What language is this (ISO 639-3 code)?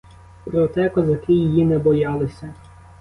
ukr